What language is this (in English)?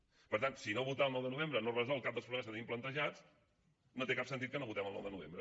Catalan